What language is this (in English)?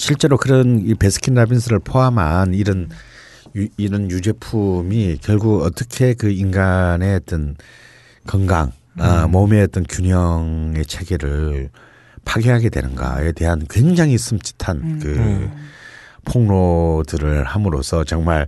Korean